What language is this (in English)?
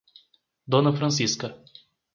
Portuguese